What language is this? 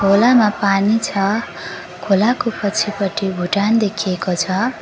Nepali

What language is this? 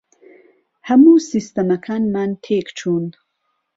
Central Kurdish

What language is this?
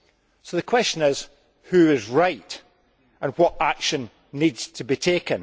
English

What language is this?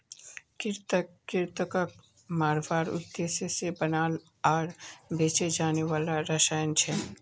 Magahi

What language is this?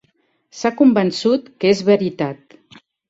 Catalan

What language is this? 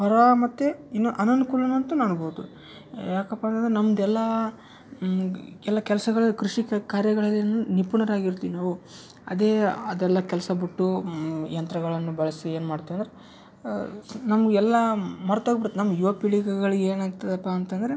Kannada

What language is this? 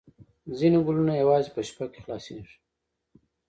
Pashto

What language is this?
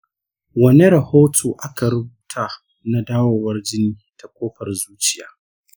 Hausa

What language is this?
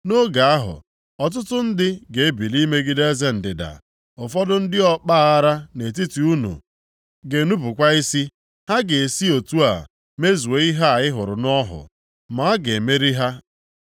Igbo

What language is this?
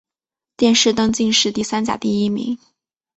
Chinese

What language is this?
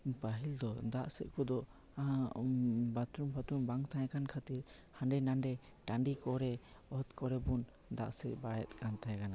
Santali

